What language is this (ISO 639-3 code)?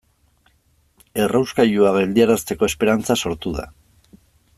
eus